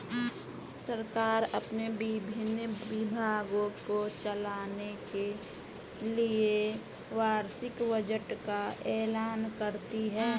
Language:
Hindi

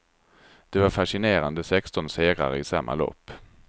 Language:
Swedish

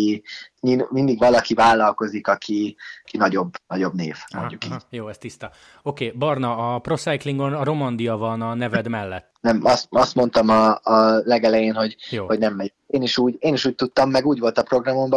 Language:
Hungarian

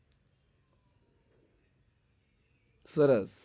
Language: Gujarati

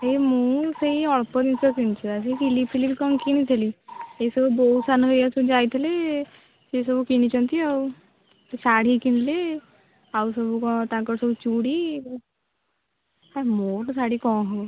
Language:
Odia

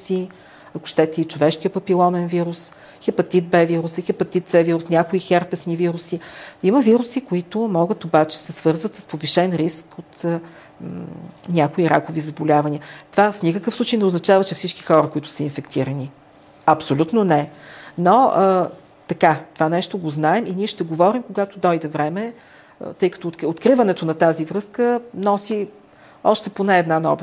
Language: Bulgarian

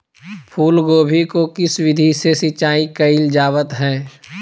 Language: Magahi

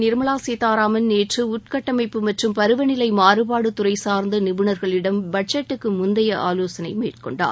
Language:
Tamil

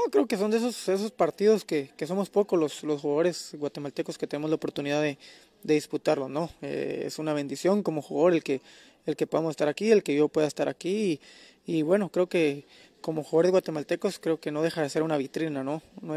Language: Spanish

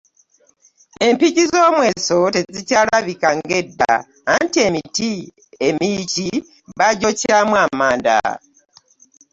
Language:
Ganda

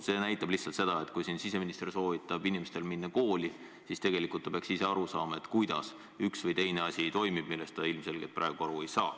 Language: Estonian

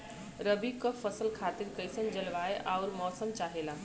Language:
Bhojpuri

